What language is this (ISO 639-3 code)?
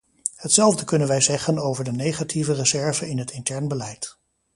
nld